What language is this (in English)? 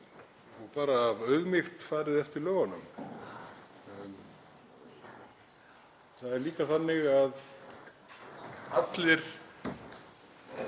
Icelandic